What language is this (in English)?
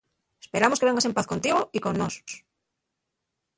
Asturian